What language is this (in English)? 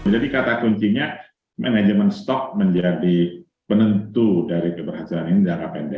Indonesian